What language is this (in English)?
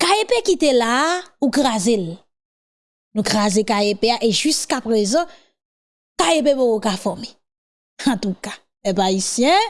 French